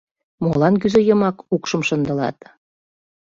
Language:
Mari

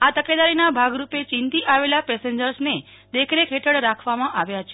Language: Gujarati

